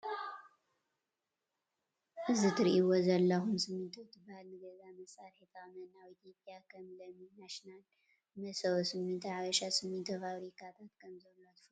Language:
Tigrinya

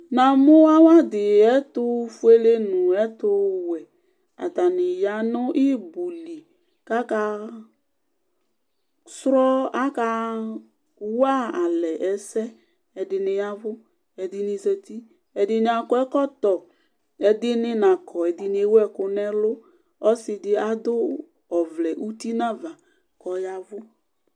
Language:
Ikposo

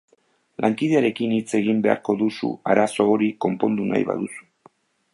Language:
Basque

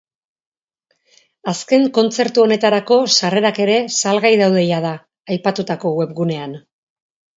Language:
Basque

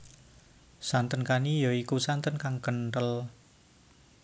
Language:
Javanese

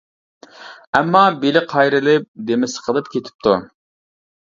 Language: Uyghur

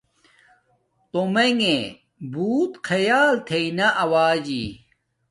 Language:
Domaaki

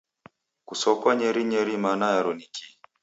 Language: Taita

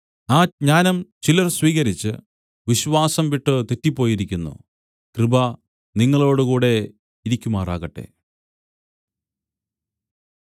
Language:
Malayalam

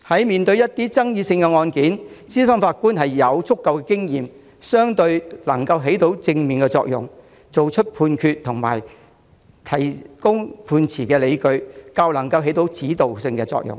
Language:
Cantonese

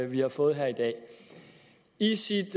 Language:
Danish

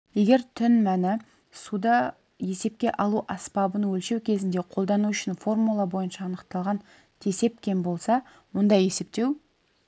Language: Kazakh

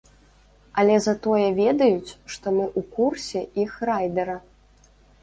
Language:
Belarusian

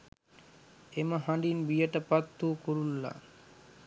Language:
Sinhala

